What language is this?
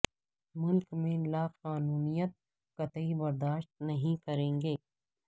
Urdu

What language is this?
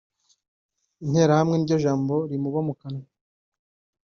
Kinyarwanda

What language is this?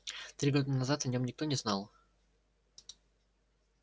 Russian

